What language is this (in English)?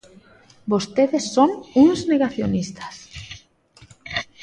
Galician